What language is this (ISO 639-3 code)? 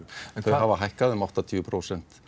isl